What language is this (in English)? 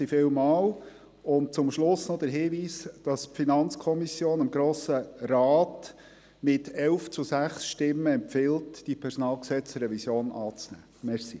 Swiss German